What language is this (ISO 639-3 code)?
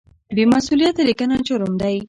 pus